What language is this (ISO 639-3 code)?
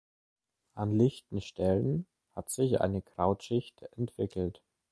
deu